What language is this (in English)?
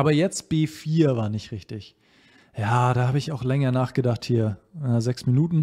German